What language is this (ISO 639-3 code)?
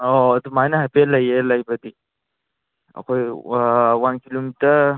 mni